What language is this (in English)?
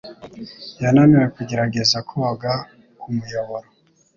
Kinyarwanda